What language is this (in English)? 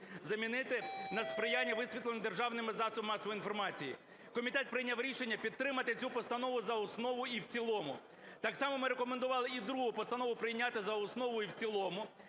Ukrainian